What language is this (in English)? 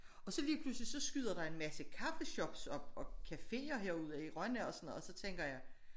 Danish